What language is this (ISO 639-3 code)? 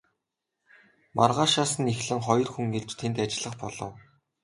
mon